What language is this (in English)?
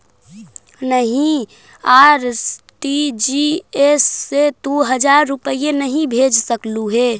Magahi